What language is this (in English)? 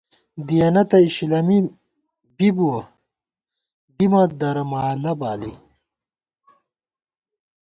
Gawar-Bati